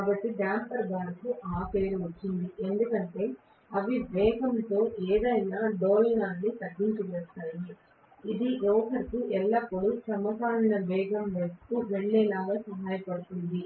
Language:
Telugu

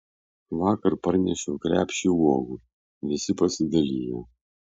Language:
Lithuanian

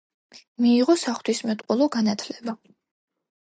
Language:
Georgian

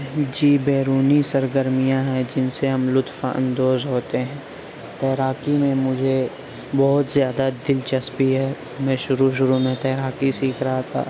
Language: Urdu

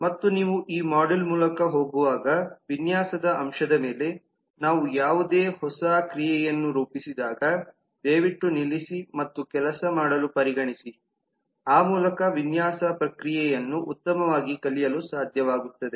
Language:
Kannada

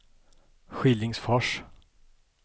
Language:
Swedish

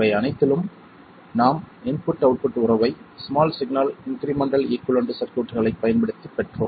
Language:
Tamil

